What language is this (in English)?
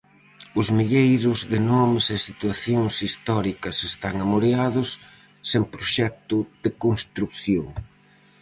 Galician